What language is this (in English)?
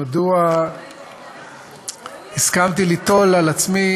Hebrew